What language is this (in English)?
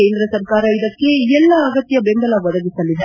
Kannada